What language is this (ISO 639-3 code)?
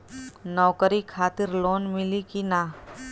bho